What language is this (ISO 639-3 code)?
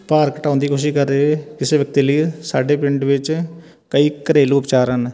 pan